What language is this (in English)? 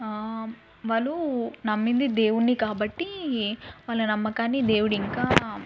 Telugu